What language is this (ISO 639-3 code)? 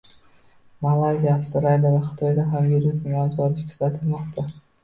uzb